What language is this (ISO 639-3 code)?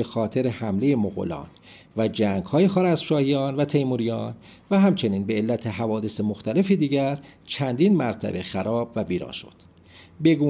fas